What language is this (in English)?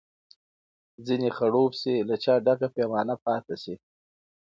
Pashto